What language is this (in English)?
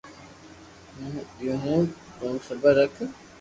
Loarki